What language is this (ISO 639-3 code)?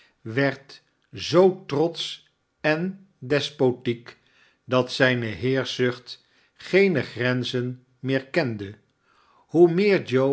nld